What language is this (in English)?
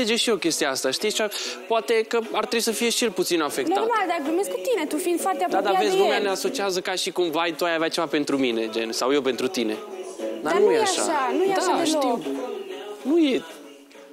Romanian